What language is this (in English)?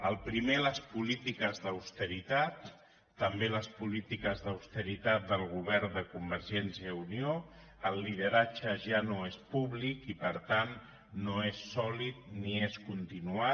Catalan